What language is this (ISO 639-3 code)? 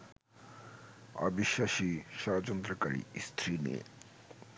ben